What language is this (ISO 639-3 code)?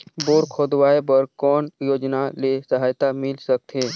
hne